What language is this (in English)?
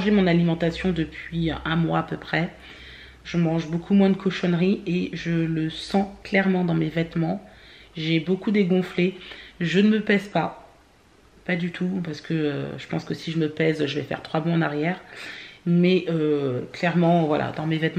French